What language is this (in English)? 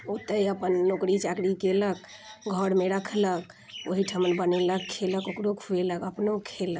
Maithili